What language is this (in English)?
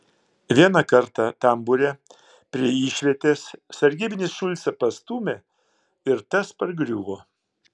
Lithuanian